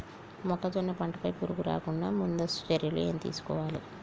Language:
Telugu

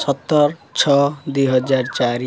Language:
Odia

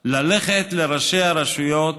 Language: Hebrew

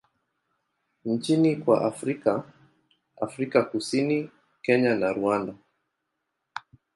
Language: Swahili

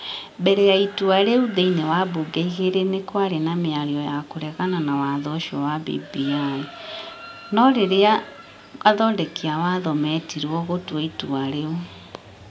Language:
Kikuyu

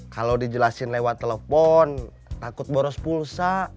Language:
Indonesian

